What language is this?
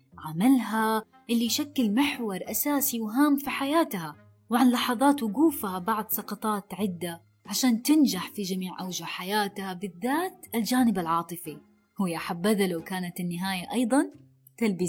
Arabic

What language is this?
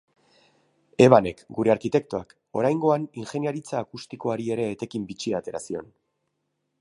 Basque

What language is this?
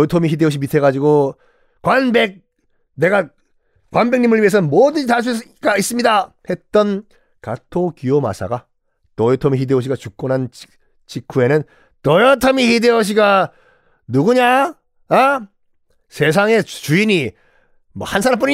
Korean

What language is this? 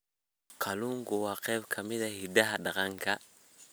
Somali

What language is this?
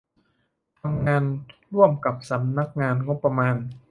Thai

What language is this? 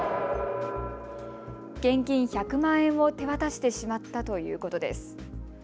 Japanese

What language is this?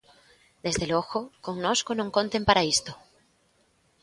Galician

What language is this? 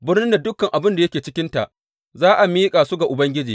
Hausa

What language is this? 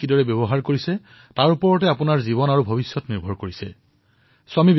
Assamese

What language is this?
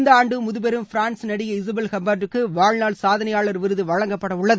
Tamil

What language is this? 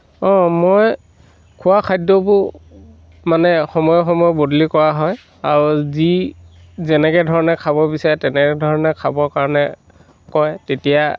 Assamese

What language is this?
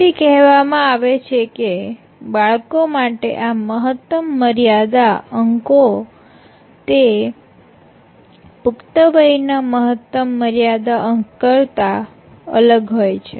Gujarati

